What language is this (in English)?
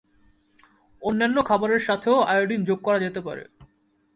Bangla